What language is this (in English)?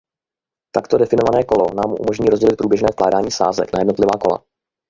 Czech